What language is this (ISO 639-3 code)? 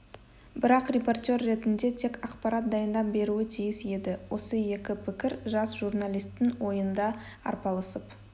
kaz